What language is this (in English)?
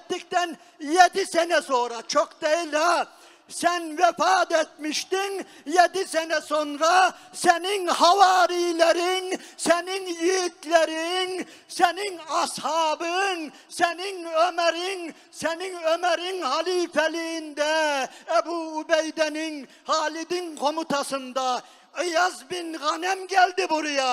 Turkish